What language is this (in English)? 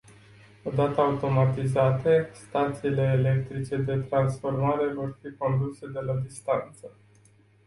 Romanian